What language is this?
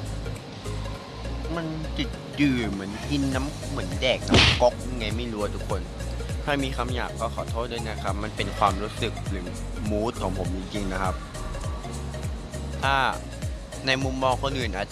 Thai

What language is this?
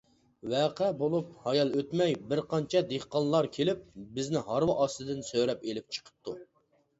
Uyghur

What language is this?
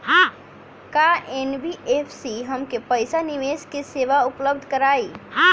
Bhojpuri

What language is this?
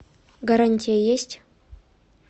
Russian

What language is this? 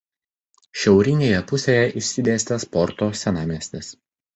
Lithuanian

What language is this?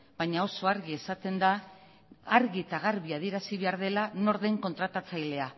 Basque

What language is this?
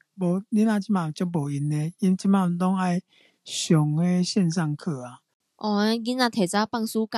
Chinese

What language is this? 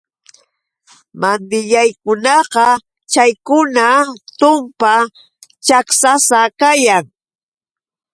Yauyos Quechua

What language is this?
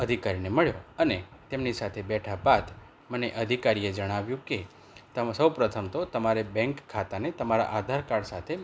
Gujarati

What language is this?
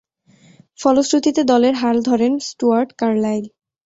Bangla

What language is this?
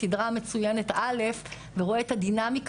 Hebrew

